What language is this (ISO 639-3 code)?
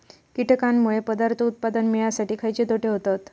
mar